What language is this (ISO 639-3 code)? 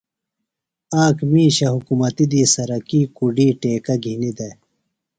phl